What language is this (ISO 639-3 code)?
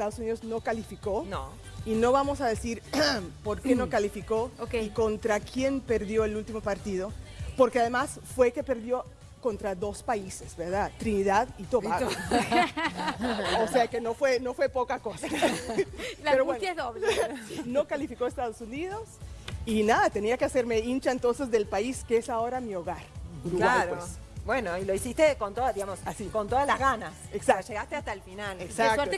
spa